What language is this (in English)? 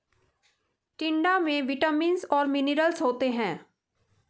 Hindi